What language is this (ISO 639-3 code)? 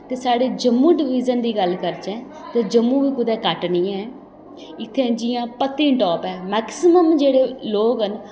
doi